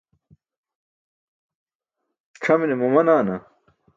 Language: Burushaski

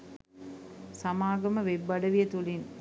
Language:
Sinhala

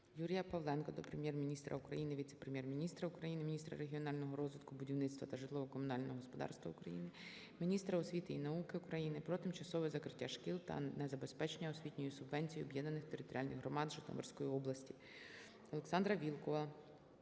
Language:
Ukrainian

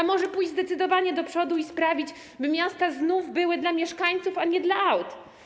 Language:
Polish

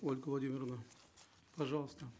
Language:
Kazakh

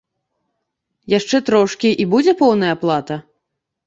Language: Belarusian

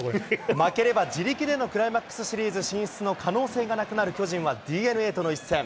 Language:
Japanese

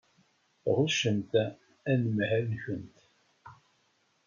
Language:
Kabyle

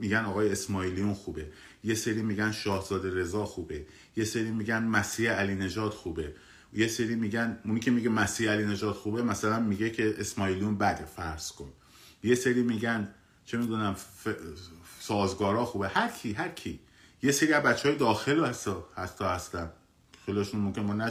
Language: Persian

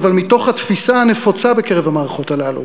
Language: Hebrew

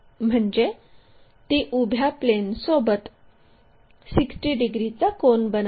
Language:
Marathi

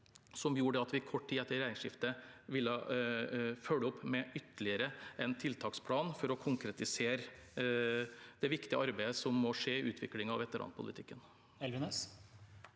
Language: Norwegian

